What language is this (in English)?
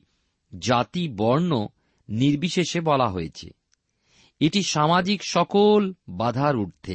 Bangla